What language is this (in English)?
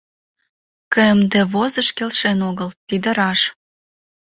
Mari